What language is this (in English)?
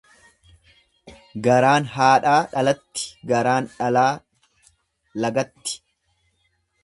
Oromo